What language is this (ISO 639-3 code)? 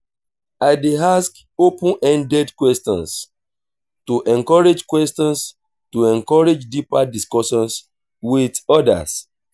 pcm